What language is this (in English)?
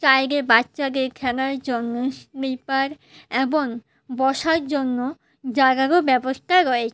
Bangla